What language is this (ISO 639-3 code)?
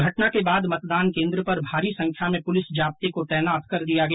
hin